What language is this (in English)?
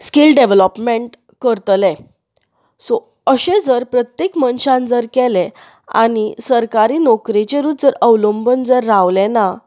Konkani